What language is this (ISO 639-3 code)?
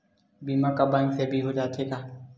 hne